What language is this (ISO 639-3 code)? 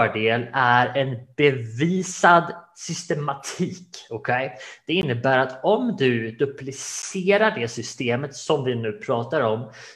swe